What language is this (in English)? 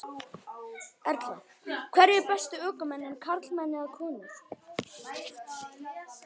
Icelandic